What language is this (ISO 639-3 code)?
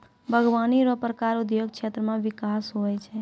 mai